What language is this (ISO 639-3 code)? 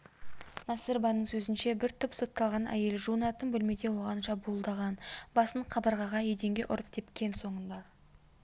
kaz